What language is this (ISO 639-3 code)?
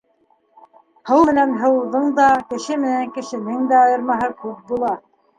bak